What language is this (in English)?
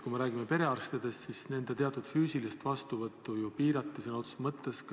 Estonian